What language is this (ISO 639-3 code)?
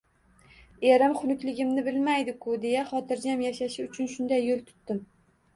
uzb